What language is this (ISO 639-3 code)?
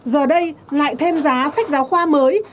vie